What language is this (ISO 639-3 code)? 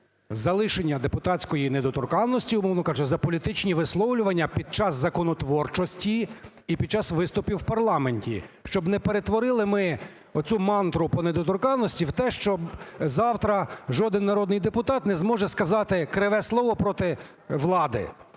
ukr